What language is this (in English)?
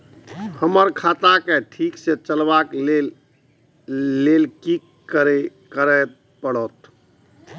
Maithili